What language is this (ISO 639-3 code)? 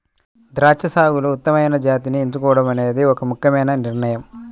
tel